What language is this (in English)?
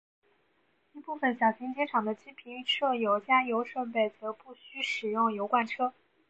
Chinese